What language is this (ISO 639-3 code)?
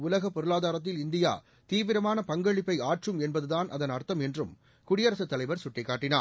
tam